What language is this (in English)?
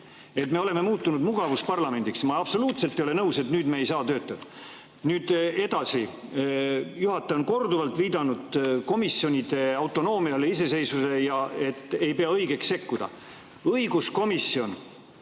Estonian